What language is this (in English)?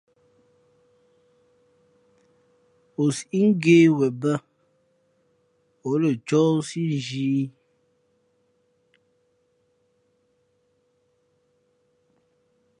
Fe'fe'